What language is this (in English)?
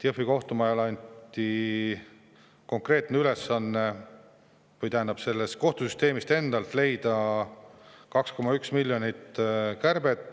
Estonian